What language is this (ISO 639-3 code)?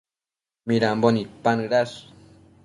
mcf